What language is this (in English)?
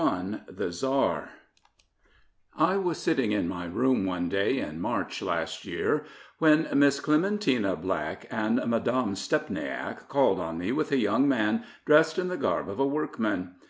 English